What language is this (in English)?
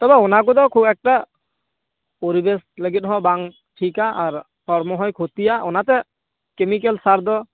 Santali